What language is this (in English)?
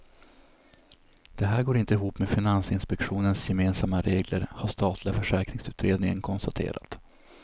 Swedish